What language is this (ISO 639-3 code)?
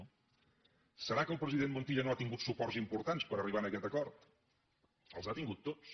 cat